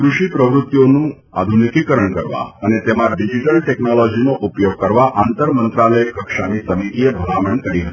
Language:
Gujarati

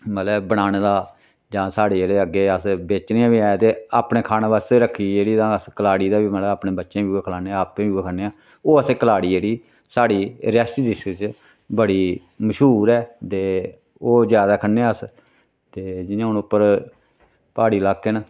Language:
Dogri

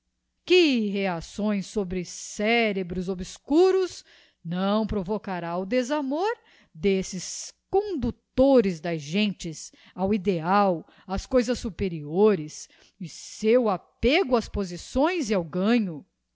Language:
Portuguese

